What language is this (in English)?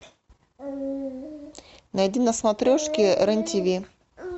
Russian